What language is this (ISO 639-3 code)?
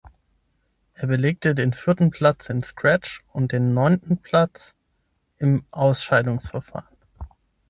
deu